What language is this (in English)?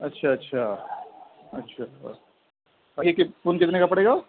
Urdu